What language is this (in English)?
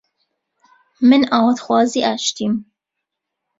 Central Kurdish